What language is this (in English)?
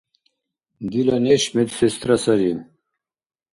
Dargwa